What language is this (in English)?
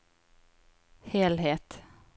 Norwegian